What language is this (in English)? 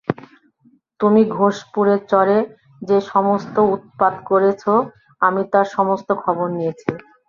Bangla